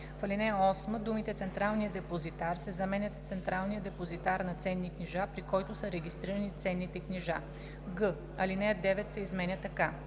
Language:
Bulgarian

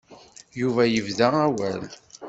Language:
Kabyle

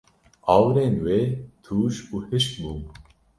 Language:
Kurdish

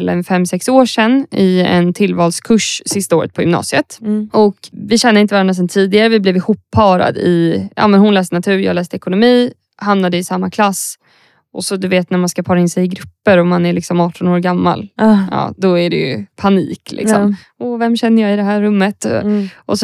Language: Swedish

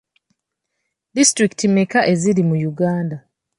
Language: Ganda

